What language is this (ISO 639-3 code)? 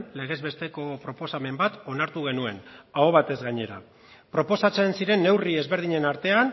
eus